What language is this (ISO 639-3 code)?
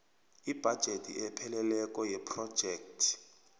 nbl